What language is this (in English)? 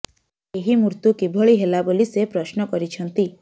Odia